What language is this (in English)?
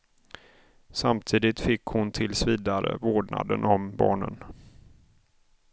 Swedish